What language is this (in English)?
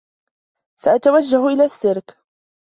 Arabic